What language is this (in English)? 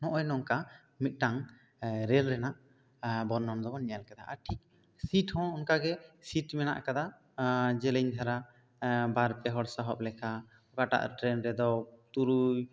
Santali